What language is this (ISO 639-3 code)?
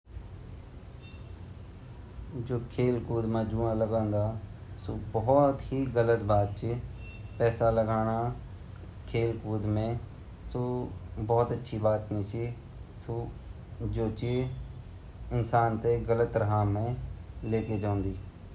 gbm